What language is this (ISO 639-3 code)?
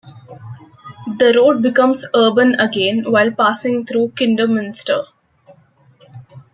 eng